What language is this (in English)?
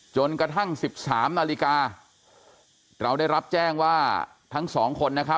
Thai